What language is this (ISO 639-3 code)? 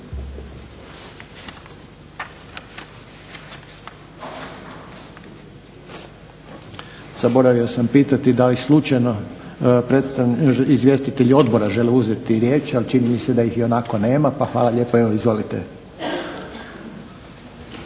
hrv